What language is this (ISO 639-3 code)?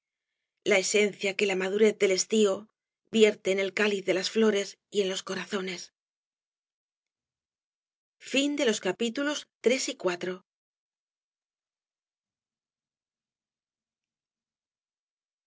spa